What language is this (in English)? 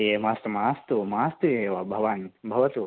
Sanskrit